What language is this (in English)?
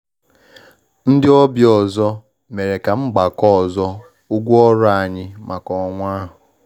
Igbo